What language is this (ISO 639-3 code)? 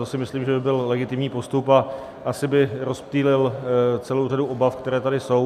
ces